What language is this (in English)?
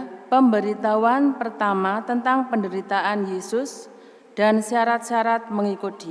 Indonesian